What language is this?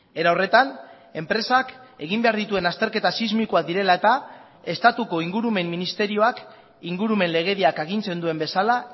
Basque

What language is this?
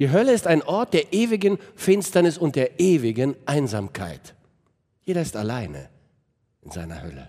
German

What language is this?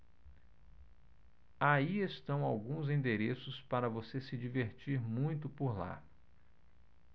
Portuguese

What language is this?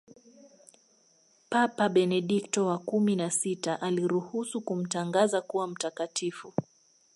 Swahili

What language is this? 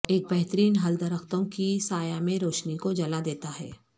Urdu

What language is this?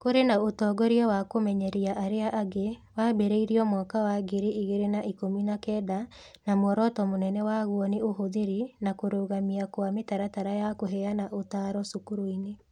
Kikuyu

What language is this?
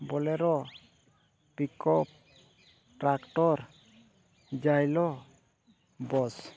Santali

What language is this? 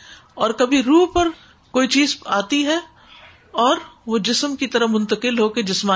Urdu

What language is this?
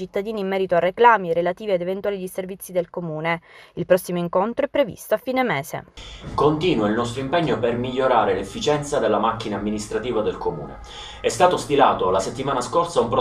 Italian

